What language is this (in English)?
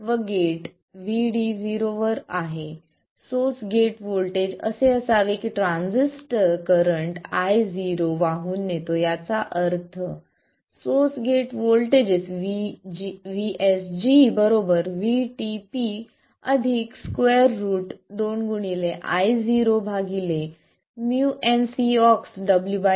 Marathi